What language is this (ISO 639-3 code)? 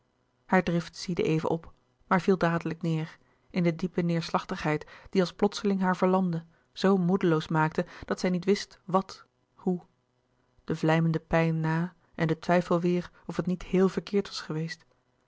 nld